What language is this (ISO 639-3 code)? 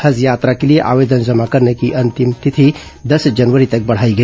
hin